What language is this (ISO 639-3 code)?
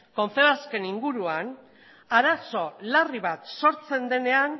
eus